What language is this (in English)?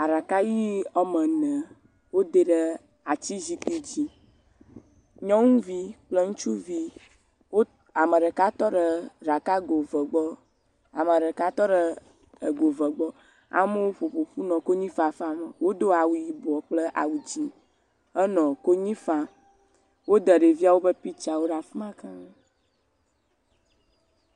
Ewe